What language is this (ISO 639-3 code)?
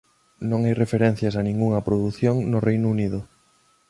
glg